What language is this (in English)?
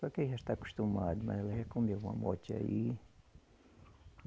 Portuguese